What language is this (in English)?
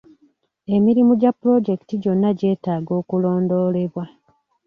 Ganda